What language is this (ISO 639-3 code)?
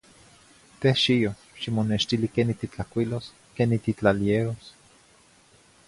nhi